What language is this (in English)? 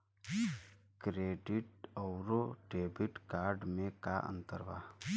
Bhojpuri